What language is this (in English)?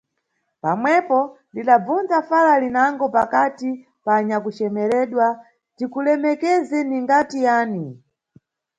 Nyungwe